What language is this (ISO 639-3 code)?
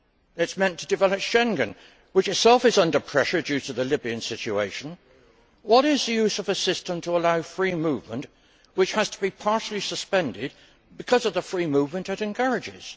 eng